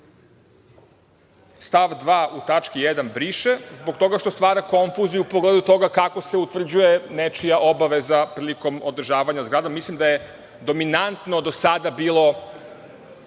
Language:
Serbian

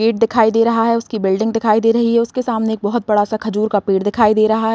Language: Hindi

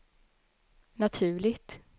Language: Swedish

